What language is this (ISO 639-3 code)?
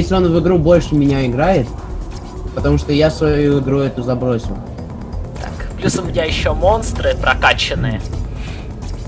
rus